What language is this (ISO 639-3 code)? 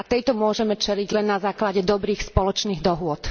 slk